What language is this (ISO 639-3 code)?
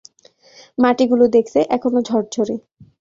ben